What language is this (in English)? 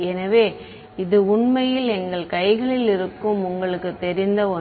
Tamil